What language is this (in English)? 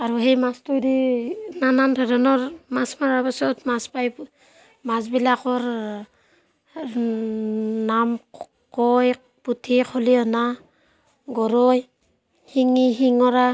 Assamese